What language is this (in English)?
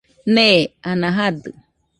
Nüpode Huitoto